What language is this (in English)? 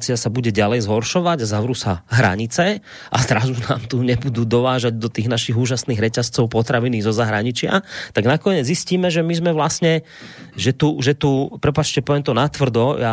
Slovak